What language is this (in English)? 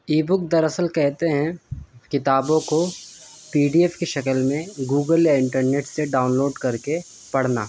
Urdu